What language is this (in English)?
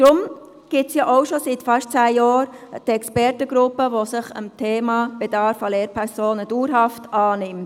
Swiss German